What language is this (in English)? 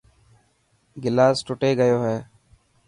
Dhatki